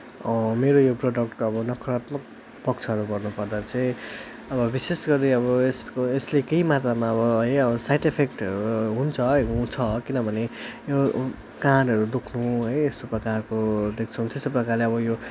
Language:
Nepali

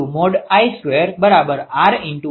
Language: Gujarati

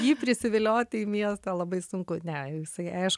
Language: Lithuanian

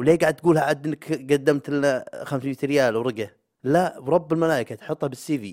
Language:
Arabic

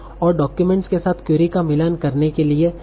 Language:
Hindi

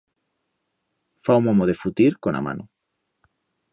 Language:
Aragonese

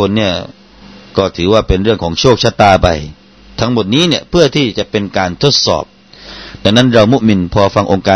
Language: Thai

